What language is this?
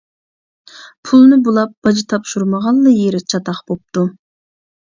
Uyghur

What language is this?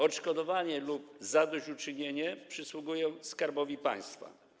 Polish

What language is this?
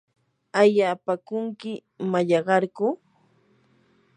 Yanahuanca Pasco Quechua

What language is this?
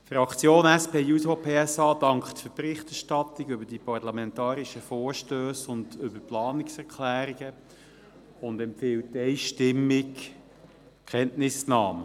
Swiss German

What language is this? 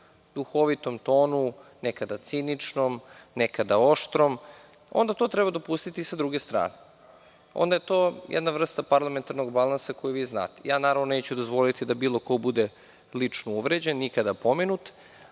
Serbian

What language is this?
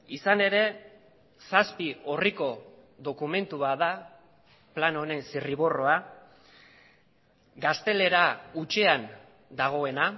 Basque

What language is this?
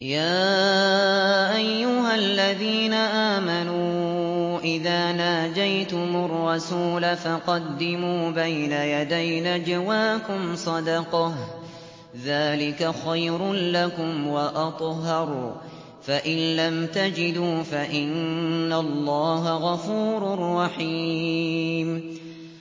Arabic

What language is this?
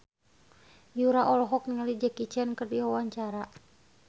Sundanese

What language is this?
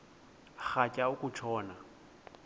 Xhosa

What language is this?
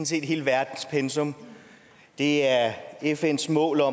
Danish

